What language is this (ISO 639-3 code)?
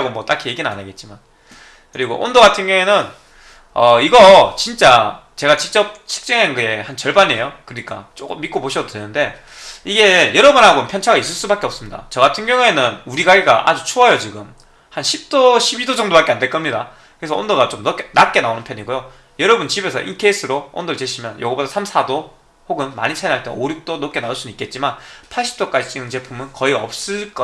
kor